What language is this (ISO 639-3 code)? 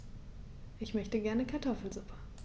deu